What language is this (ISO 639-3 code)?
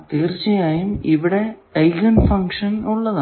mal